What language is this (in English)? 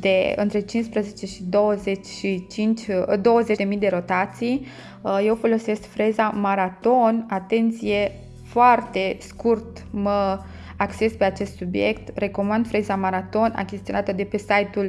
Romanian